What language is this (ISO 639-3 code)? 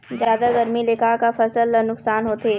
hne